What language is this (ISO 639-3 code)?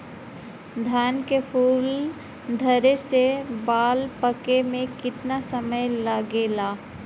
bho